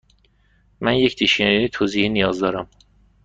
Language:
Persian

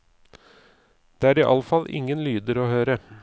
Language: Norwegian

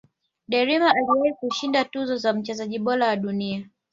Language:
Swahili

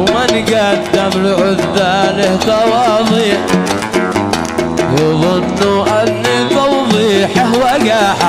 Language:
Arabic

